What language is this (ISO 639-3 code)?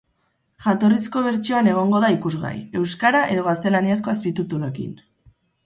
eus